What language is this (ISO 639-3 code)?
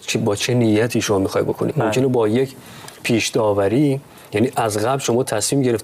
fas